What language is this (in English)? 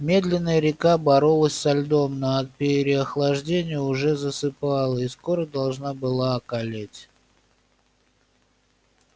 Russian